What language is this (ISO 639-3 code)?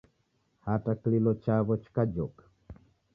dav